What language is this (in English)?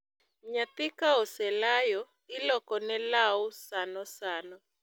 Luo (Kenya and Tanzania)